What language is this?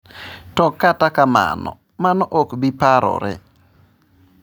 Luo (Kenya and Tanzania)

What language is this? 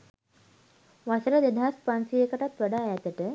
Sinhala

